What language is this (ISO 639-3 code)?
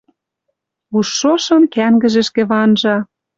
mrj